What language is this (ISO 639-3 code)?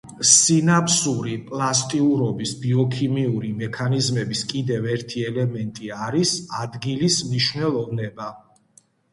kat